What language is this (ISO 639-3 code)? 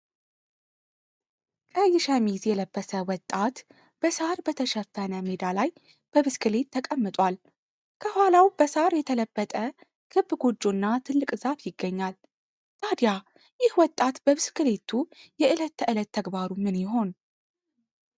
amh